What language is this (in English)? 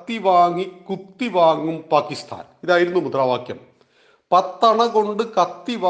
Malayalam